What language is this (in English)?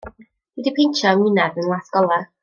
Welsh